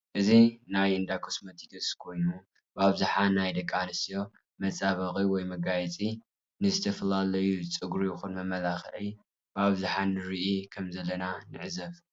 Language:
Tigrinya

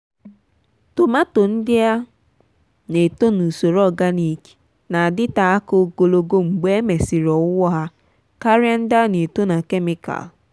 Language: Igbo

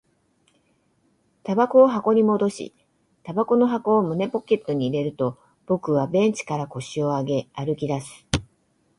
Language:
Japanese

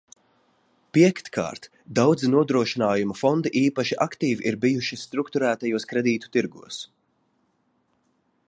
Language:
Latvian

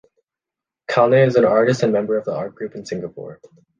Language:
English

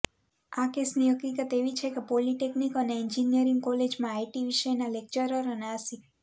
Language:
Gujarati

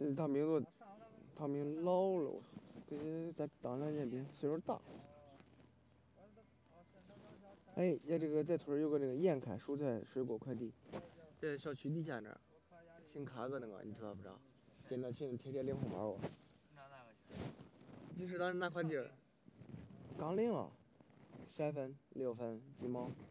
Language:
Chinese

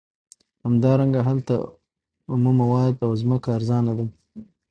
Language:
Pashto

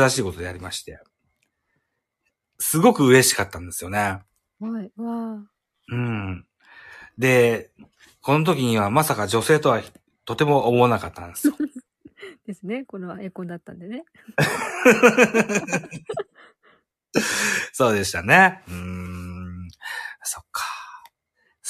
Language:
Japanese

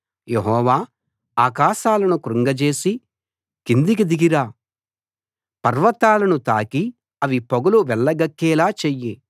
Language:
Telugu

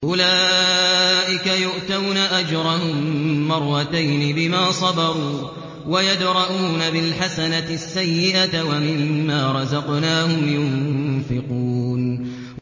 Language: Arabic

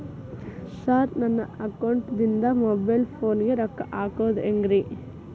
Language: Kannada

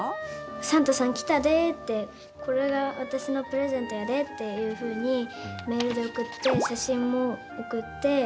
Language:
Japanese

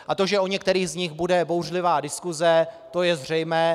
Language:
Czech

